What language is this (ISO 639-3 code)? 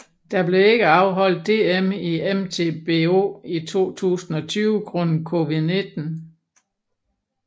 dan